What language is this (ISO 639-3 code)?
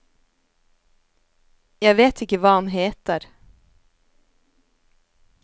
nor